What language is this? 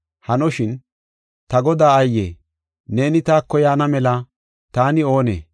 Gofa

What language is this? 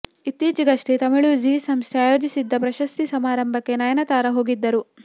Kannada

